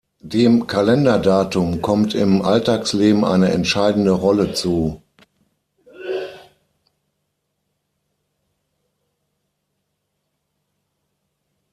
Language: German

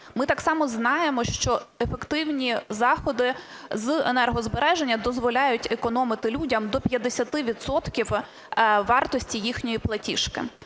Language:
Ukrainian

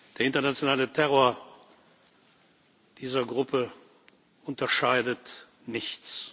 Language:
German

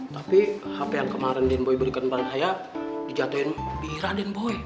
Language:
Indonesian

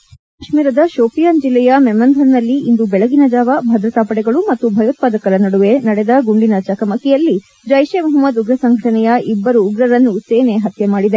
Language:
Kannada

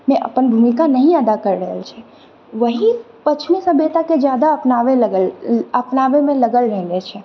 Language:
Maithili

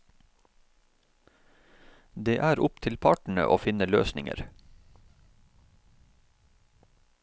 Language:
Norwegian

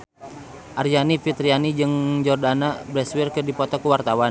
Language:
Sundanese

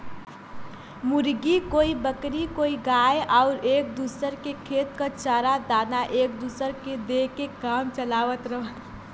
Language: Bhojpuri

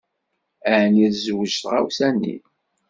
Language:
Kabyle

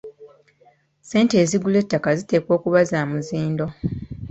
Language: Ganda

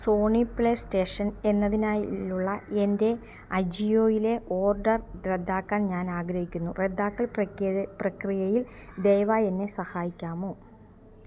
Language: Malayalam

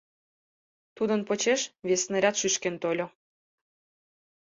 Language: Mari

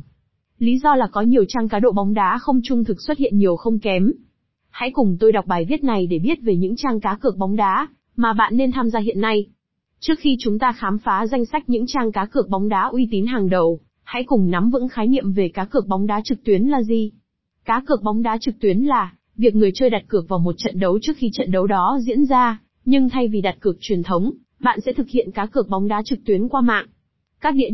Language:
Vietnamese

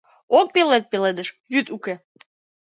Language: Mari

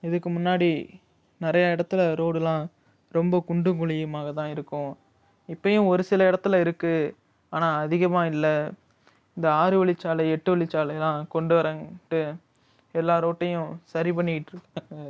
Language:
Tamil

